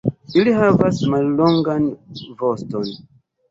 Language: Esperanto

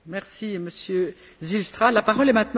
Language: German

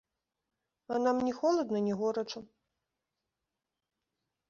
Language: Belarusian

